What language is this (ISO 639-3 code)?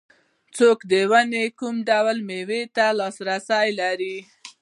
pus